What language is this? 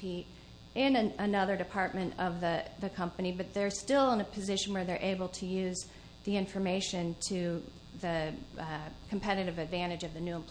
English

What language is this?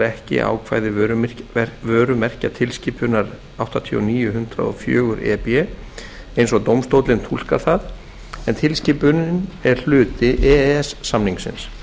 Icelandic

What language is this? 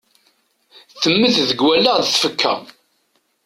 Kabyle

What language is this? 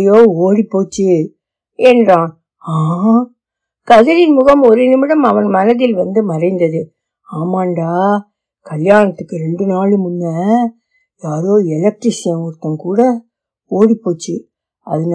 Tamil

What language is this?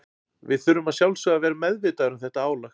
Icelandic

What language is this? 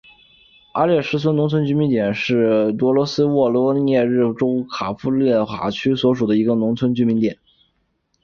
Chinese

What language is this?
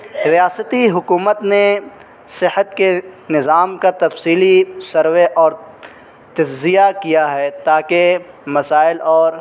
Urdu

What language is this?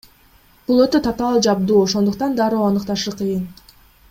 Kyrgyz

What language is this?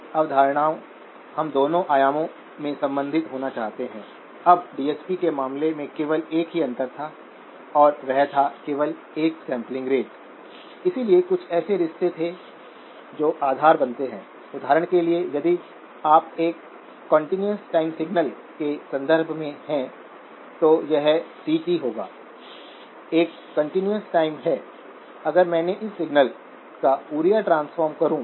Hindi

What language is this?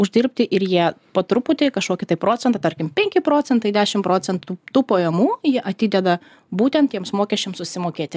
Lithuanian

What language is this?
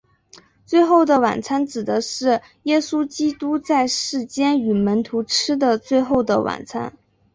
Chinese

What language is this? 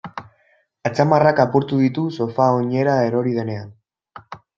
Basque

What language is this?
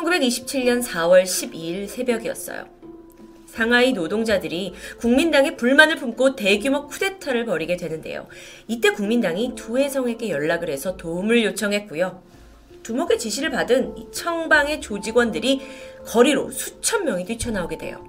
Korean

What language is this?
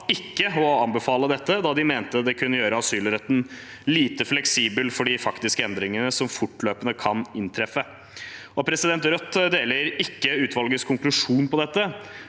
Norwegian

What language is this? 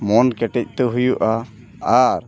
Santali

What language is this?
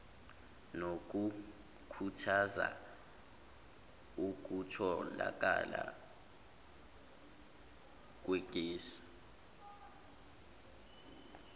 Zulu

